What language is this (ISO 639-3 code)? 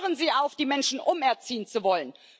deu